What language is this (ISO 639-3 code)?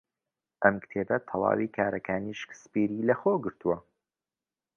ckb